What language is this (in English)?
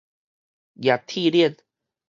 Min Nan Chinese